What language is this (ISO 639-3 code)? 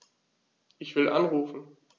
deu